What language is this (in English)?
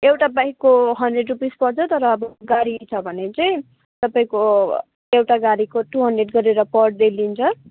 Nepali